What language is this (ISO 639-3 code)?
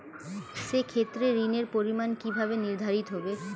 ben